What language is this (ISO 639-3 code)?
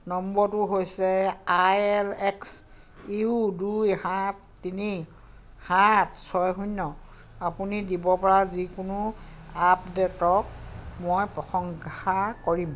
asm